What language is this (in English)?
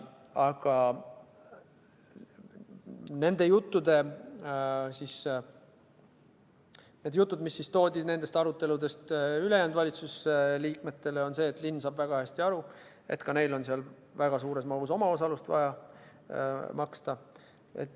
Estonian